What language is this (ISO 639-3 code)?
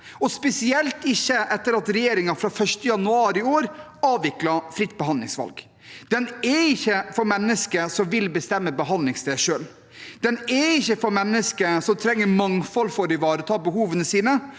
nor